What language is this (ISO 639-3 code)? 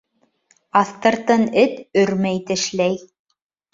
bak